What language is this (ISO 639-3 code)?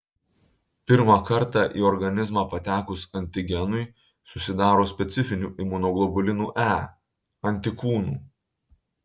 lit